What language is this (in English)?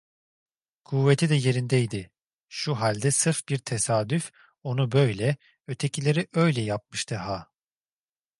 Turkish